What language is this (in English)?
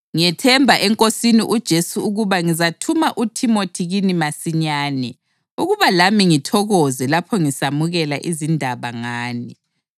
North Ndebele